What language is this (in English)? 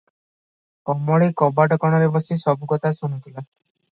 Odia